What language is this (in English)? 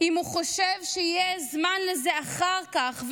Hebrew